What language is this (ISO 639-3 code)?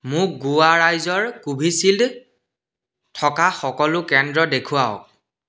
asm